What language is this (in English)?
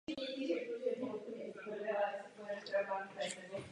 Czech